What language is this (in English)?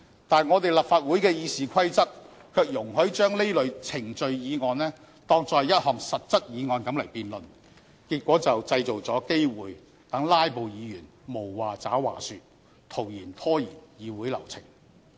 Cantonese